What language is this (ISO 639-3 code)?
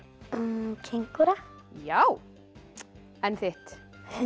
isl